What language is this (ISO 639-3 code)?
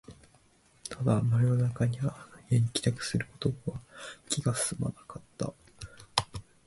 jpn